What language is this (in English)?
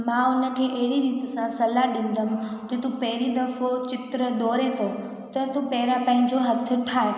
Sindhi